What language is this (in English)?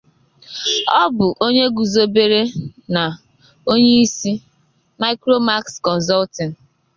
Igbo